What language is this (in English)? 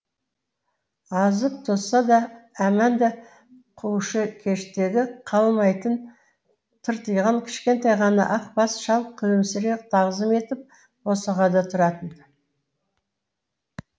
Kazakh